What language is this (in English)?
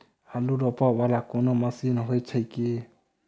Maithili